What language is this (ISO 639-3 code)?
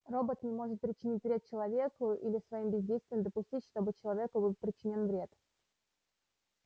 rus